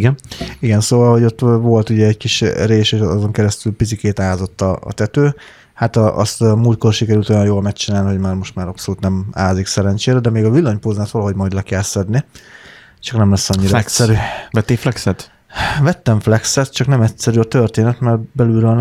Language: Hungarian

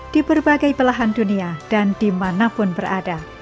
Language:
Indonesian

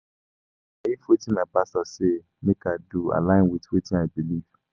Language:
Nigerian Pidgin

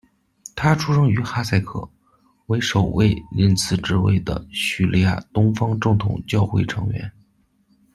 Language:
Chinese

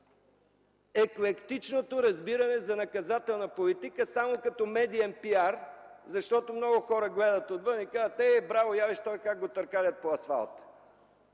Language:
Bulgarian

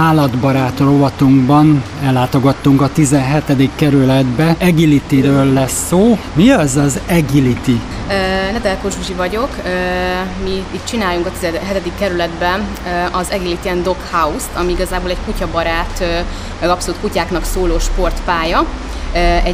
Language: Hungarian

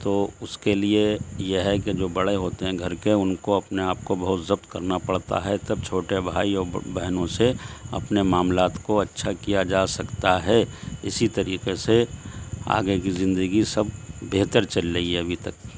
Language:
Urdu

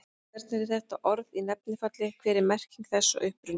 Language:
Icelandic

